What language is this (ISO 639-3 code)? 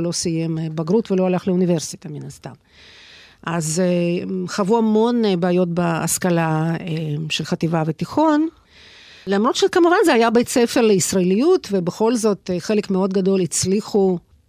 heb